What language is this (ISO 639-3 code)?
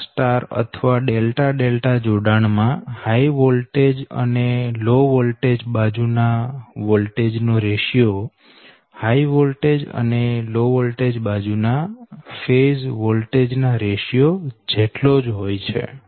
guj